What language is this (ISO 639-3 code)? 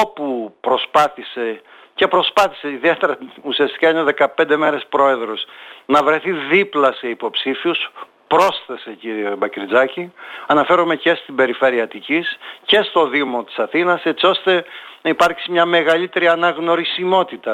ell